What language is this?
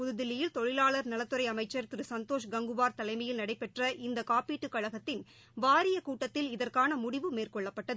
Tamil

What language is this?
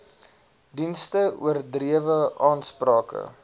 Afrikaans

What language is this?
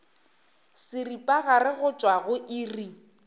Northern Sotho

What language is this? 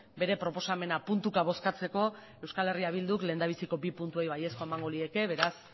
Basque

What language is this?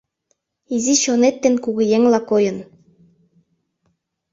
Mari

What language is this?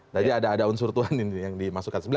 Indonesian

